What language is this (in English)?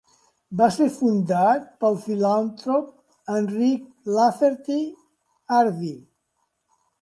Catalan